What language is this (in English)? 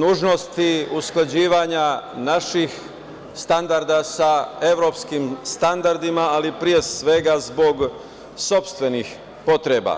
Serbian